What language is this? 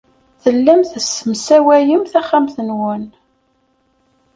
Kabyle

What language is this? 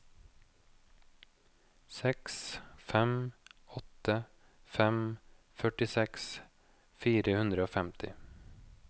Norwegian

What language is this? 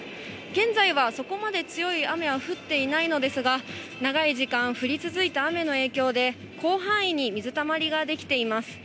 Japanese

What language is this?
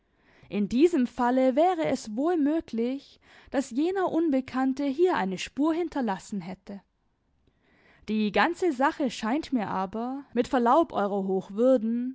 German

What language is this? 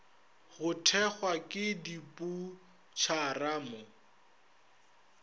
Northern Sotho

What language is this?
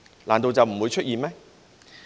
Cantonese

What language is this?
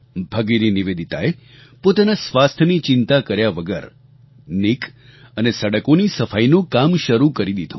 Gujarati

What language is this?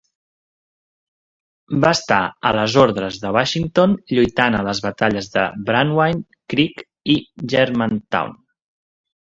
Catalan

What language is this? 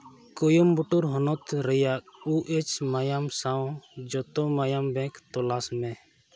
Santali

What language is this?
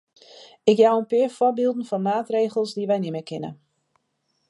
Western Frisian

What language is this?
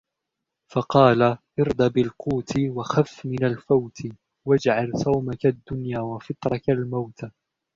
Arabic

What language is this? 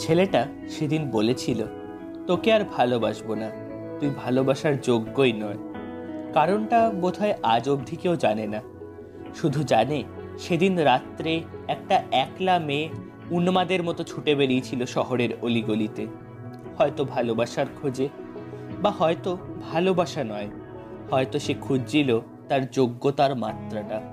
Bangla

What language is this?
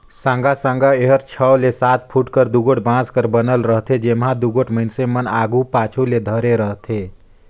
Chhattisgarhi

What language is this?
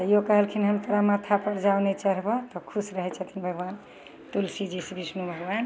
Maithili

